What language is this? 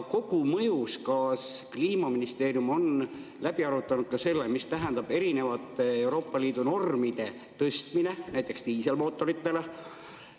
Estonian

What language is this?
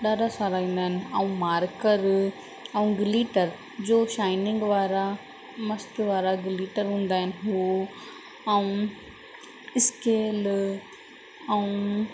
Sindhi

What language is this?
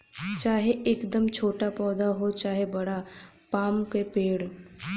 Bhojpuri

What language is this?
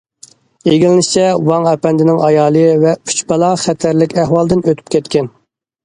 Uyghur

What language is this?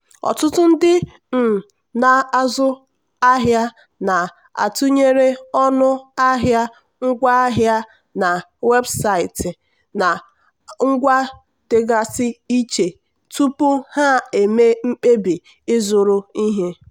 Igbo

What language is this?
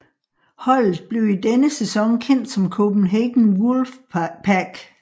Danish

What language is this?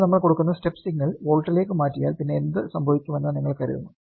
Malayalam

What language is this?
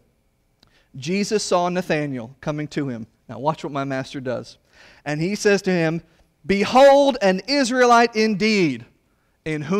English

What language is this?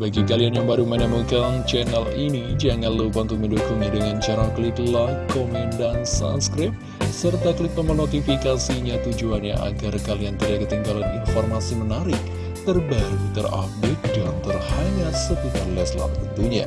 Indonesian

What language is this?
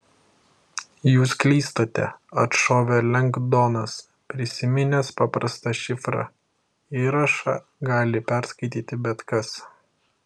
Lithuanian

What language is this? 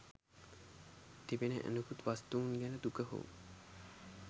Sinhala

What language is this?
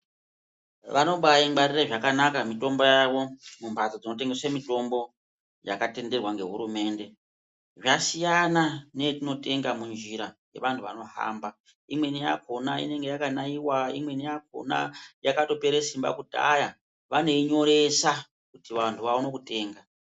Ndau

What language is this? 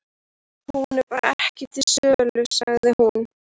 Icelandic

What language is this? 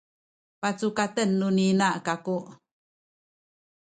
Sakizaya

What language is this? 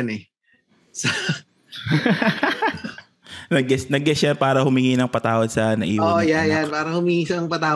Filipino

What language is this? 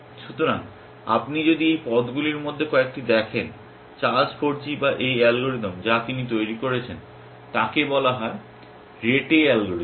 Bangla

